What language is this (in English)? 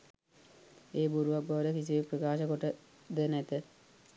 Sinhala